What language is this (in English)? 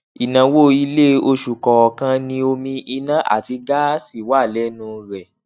Yoruba